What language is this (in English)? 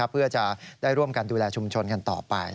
Thai